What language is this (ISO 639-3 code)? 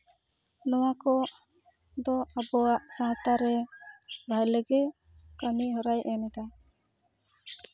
sat